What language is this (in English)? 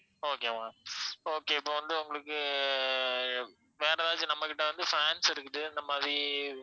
Tamil